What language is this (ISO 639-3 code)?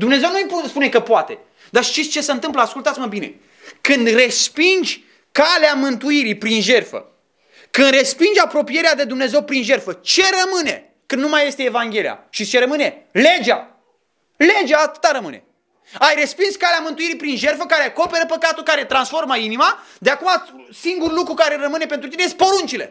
ron